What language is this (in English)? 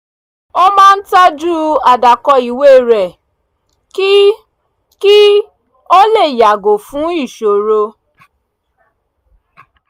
Yoruba